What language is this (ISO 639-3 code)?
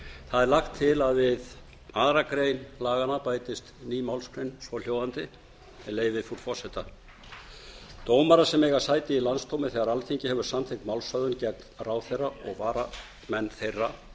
isl